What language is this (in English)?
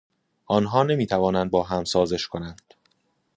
Persian